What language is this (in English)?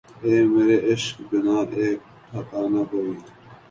Urdu